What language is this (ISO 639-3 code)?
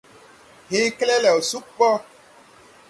tui